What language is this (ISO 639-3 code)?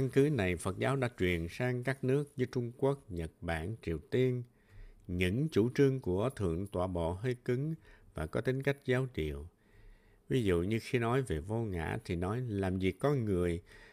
vie